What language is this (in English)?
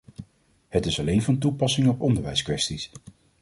Dutch